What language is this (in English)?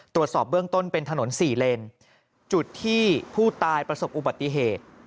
Thai